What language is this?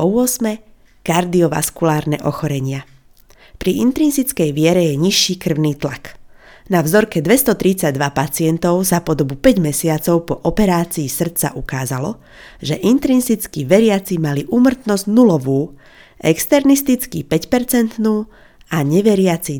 Slovak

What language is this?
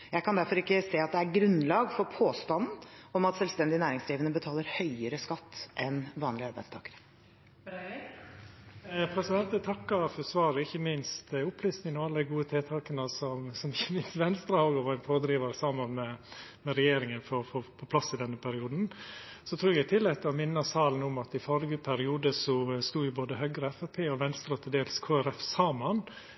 Norwegian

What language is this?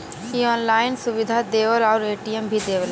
Bhojpuri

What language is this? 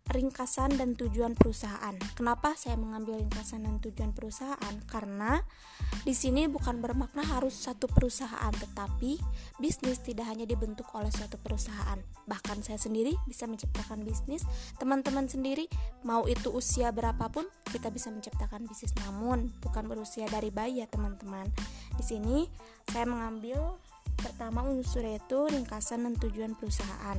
Indonesian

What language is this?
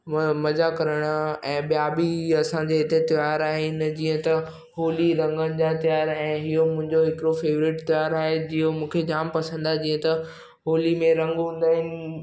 Sindhi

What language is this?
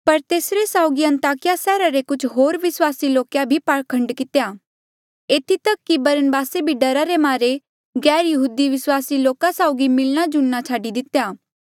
Mandeali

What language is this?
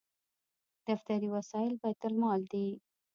Pashto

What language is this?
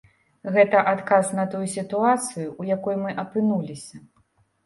Belarusian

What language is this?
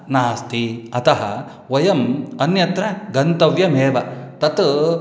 Sanskrit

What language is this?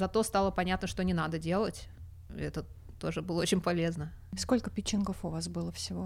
Russian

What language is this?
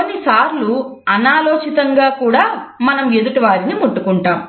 Telugu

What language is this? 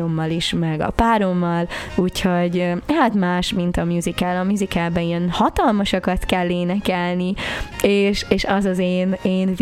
Hungarian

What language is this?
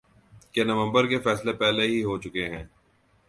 Urdu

